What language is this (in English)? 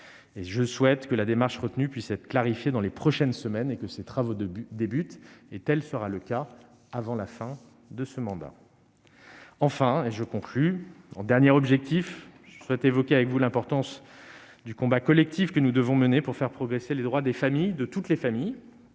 French